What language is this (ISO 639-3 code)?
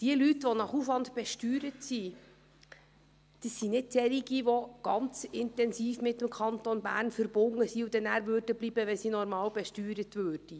gsw